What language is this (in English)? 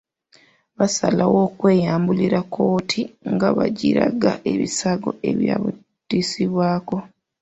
Ganda